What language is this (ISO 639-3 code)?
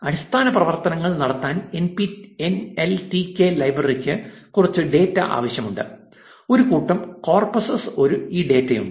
mal